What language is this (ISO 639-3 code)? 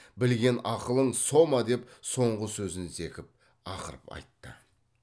kaz